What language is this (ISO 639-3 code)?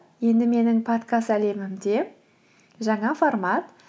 kaz